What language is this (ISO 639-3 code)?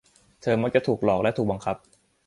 tha